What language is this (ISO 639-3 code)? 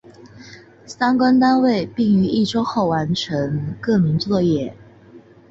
zho